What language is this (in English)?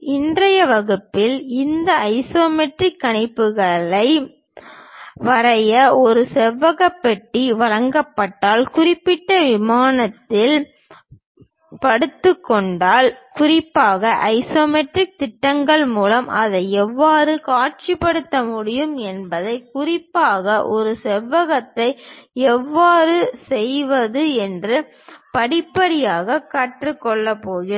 Tamil